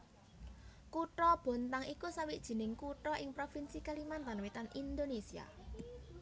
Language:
Javanese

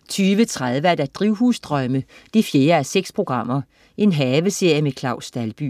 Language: Danish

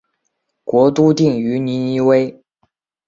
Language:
Chinese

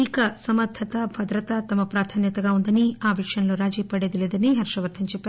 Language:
Telugu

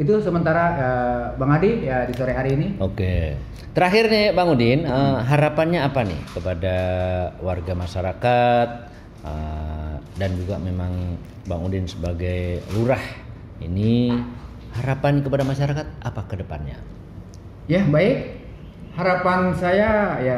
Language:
Indonesian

